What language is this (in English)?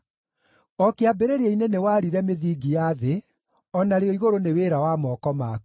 Kikuyu